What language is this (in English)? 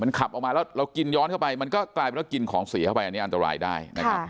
Thai